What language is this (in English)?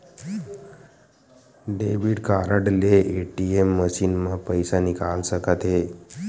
Chhattisgarhi